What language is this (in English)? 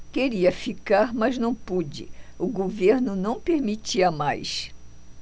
Portuguese